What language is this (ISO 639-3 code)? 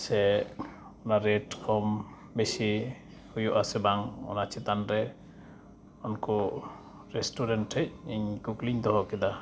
sat